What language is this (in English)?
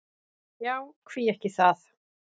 Icelandic